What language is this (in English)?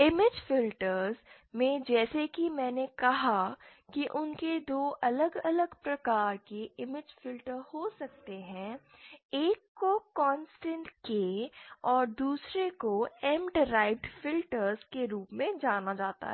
Hindi